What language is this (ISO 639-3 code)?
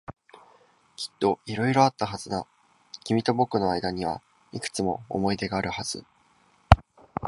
jpn